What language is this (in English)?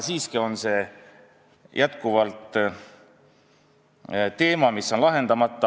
Estonian